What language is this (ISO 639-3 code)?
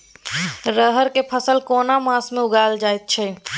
mai